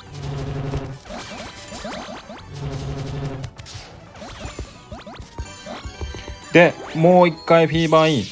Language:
Japanese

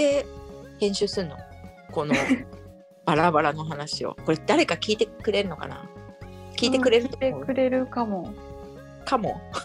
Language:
Japanese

